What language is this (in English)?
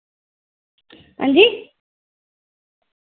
Dogri